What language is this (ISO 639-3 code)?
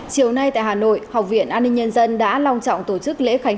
vie